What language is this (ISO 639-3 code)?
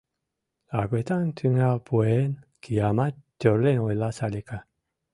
chm